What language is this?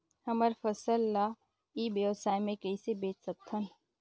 Chhattisgarhi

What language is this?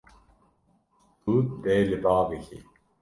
Kurdish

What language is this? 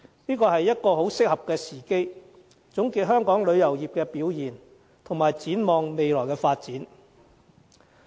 Cantonese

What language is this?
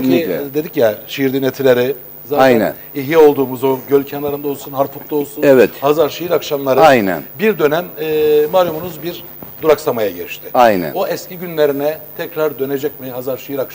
Turkish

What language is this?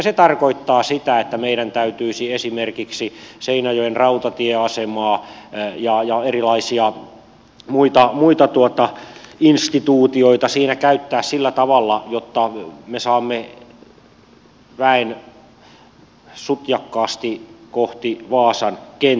Finnish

